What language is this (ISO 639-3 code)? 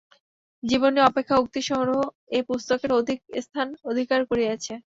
ben